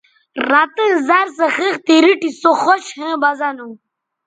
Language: Bateri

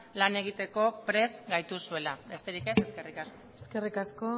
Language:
Basque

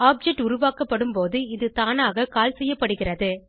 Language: Tamil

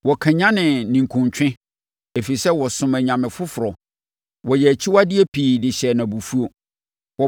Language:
Akan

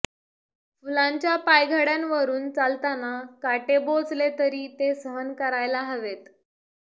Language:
Marathi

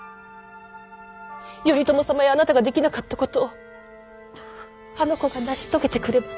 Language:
Japanese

